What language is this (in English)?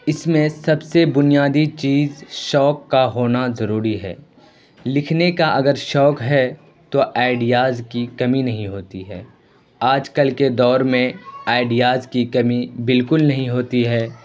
Urdu